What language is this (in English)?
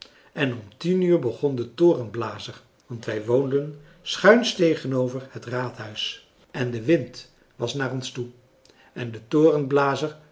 Dutch